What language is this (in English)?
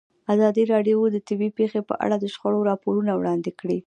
Pashto